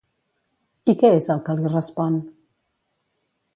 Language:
Catalan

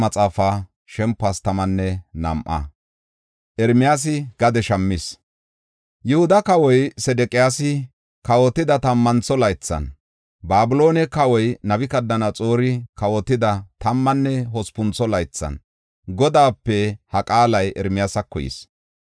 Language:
Gofa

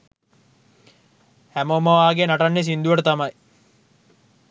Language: Sinhala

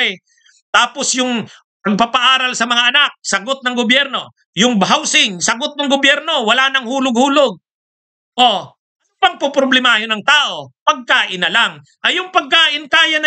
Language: Filipino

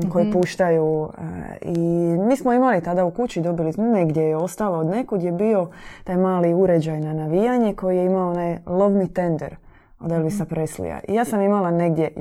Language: Croatian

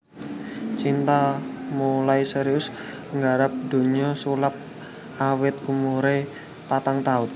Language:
Javanese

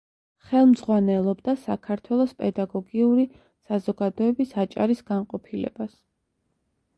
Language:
Georgian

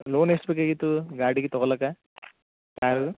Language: Kannada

